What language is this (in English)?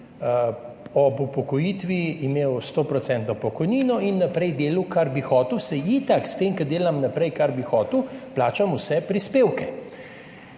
Slovenian